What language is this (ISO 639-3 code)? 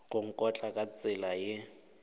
nso